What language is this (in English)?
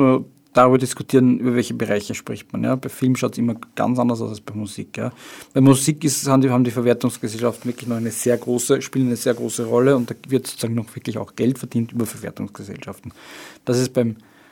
German